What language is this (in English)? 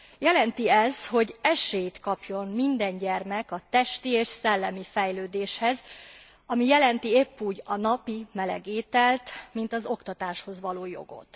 Hungarian